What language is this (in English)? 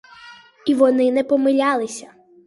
Ukrainian